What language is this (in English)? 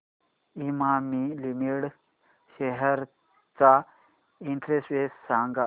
Marathi